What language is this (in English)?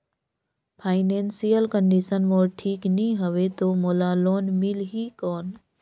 Chhattisgarhi